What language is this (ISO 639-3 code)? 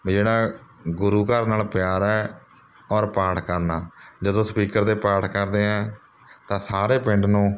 pan